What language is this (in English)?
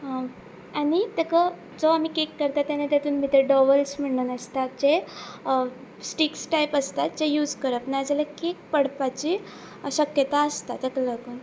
Konkani